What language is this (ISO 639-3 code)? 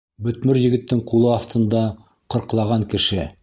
bak